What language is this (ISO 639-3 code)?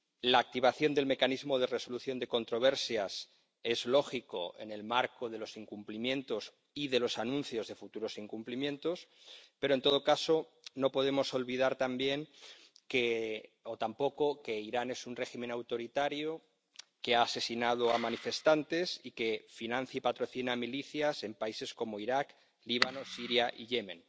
spa